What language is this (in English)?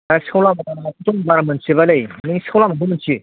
Bodo